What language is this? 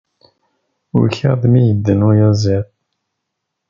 Kabyle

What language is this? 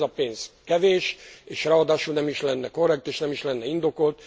Hungarian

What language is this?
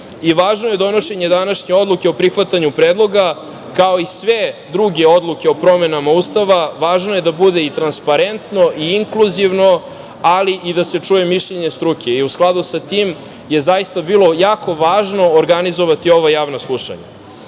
Serbian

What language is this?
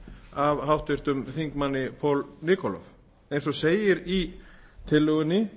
Icelandic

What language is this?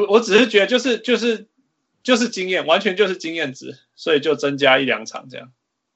Chinese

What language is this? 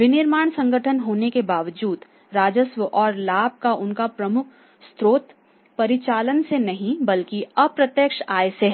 Hindi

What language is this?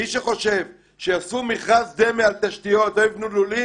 Hebrew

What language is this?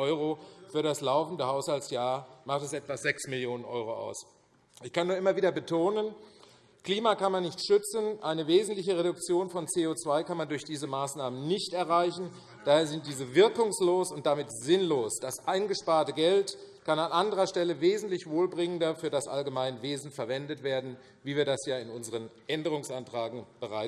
German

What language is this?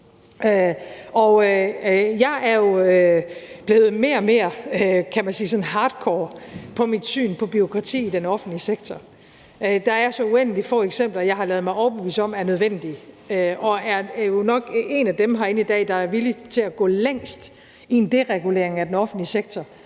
Danish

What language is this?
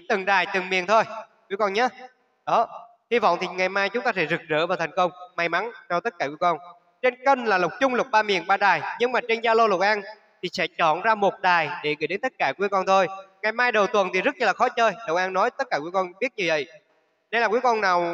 Vietnamese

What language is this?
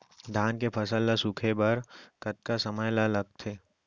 Chhattisgarhi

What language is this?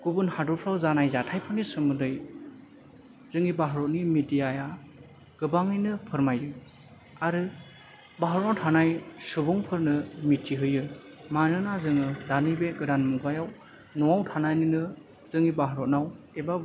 Bodo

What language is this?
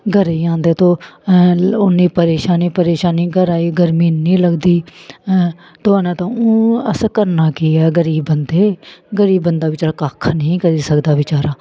Dogri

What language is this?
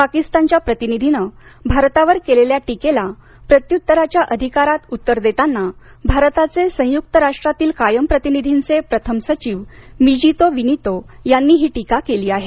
Marathi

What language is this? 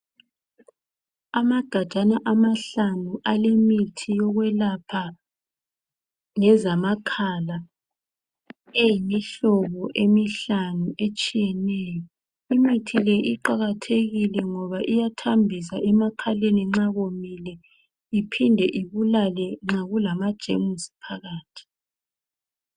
North Ndebele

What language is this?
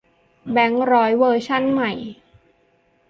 Thai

